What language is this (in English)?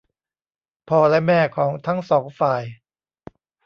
Thai